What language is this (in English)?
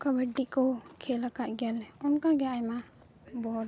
Santali